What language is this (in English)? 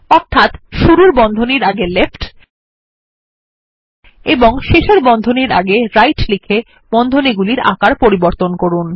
Bangla